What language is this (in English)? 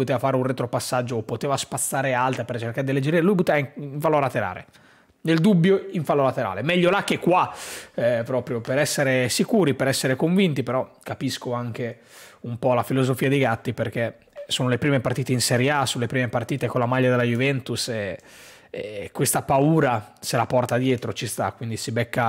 Italian